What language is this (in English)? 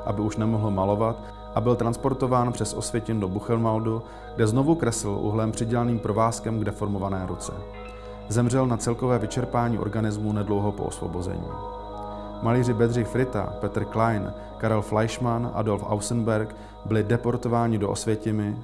Czech